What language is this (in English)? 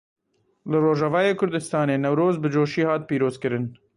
Kurdish